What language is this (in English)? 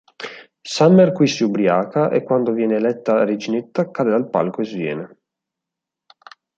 Italian